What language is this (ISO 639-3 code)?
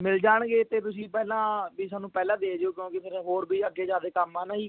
pan